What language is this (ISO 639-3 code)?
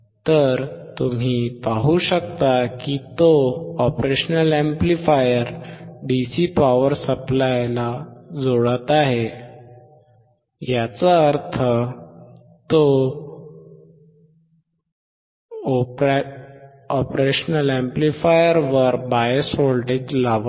mar